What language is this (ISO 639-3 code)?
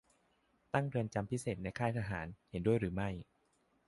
tha